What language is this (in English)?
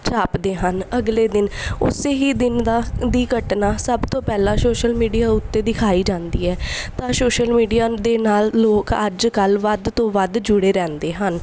Punjabi